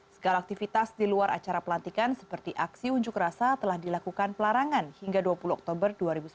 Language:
Indonesian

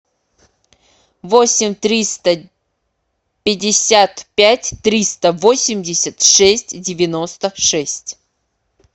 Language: Russian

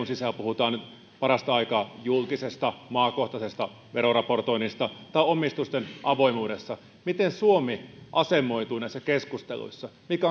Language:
Finnish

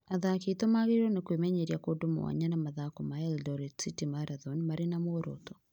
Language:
Kikuyu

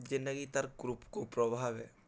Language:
Odia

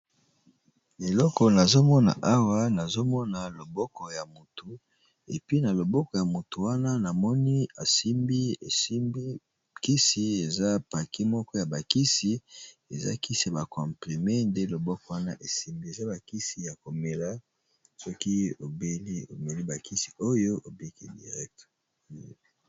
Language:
Lingala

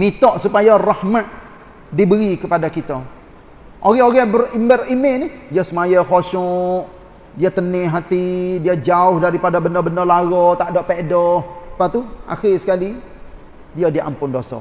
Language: Malay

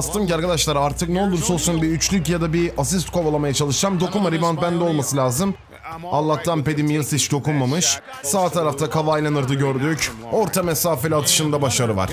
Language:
Turkish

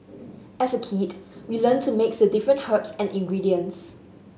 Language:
English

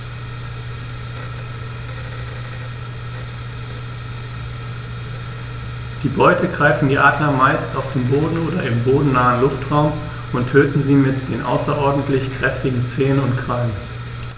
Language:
German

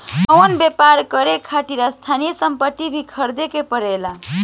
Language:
Bhojpuri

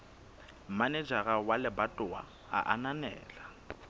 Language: Southern Sotho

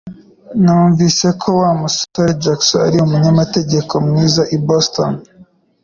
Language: Kinyarwanda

